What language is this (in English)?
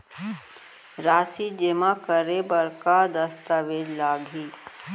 Chhattisgarhi